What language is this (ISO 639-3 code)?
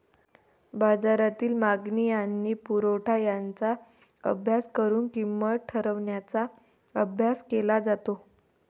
mar